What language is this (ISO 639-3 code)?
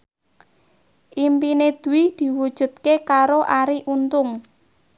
jav